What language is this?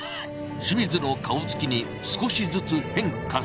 Japanese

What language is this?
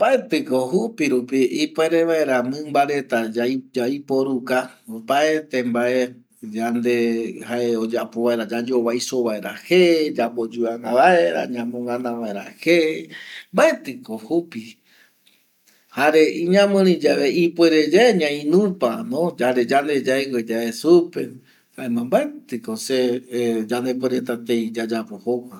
Eastern Bolivian Guaraní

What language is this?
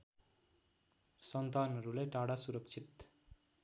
Nepali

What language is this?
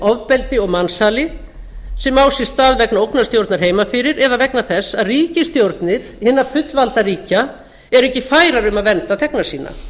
Icelandic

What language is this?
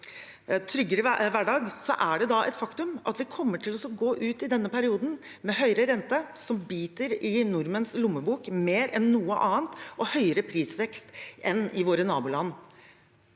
Norwegian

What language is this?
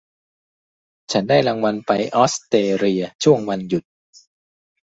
Thai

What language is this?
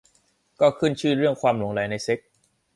Thai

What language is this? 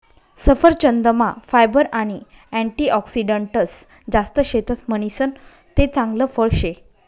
Marathi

